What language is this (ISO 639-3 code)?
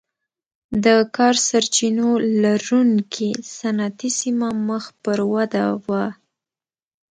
pus